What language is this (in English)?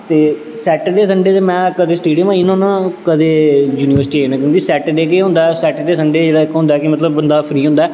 Dogri